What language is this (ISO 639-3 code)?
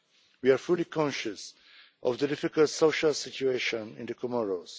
eng